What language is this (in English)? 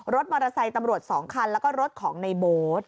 Thai